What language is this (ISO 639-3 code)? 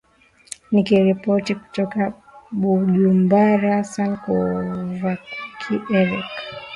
swa